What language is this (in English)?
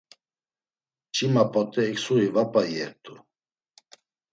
Laz